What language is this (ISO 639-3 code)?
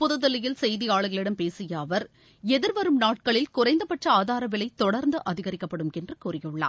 tam